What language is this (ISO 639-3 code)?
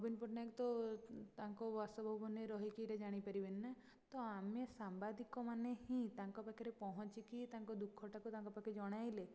ori